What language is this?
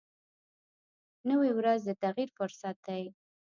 Pashto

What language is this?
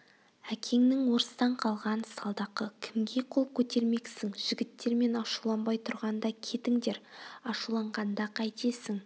Kazakh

